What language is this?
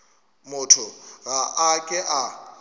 Northern Sotho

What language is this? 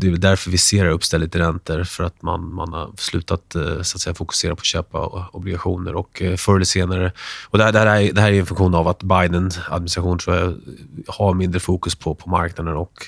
Swedish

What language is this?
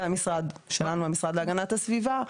Hebrew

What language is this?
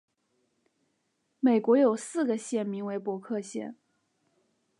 Chinese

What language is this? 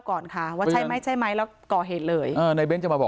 Thai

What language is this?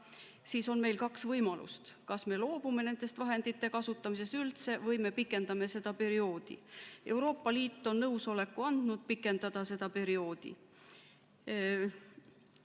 Estonian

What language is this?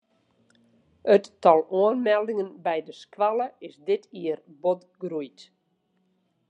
Western Frisian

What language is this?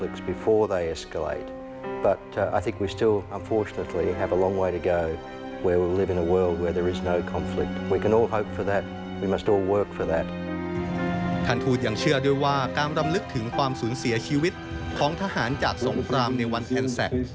Thai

